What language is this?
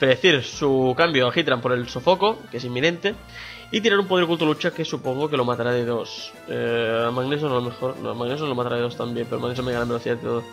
Spanish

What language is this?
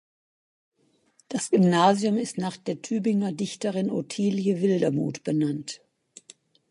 German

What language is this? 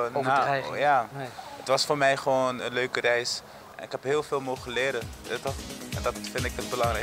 Dutch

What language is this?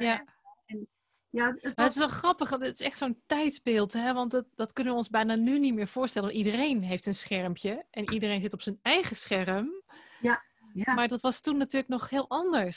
Dutch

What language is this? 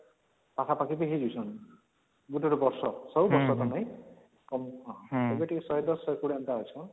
Odia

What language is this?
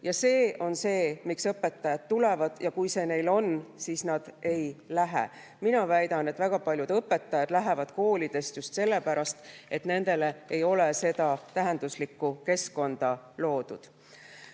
Estonian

